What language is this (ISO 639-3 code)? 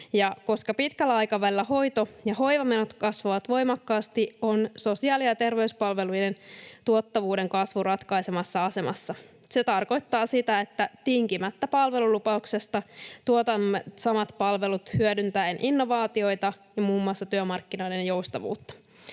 fin